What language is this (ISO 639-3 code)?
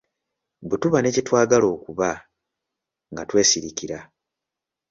lug